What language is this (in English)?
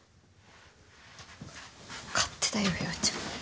Japanese